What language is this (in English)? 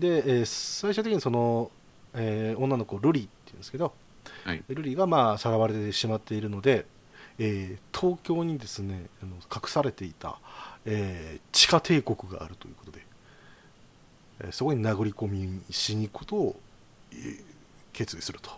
Japanese